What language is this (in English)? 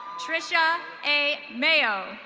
English